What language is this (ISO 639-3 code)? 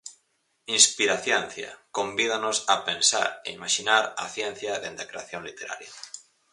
glg